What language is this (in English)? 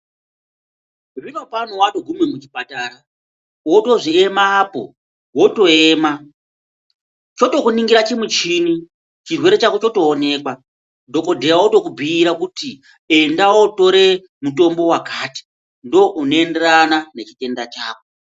Ndau